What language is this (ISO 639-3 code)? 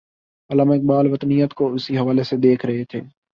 urd